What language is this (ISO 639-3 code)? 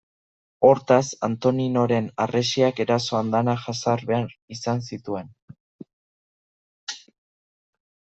eus